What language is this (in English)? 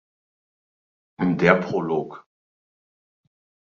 German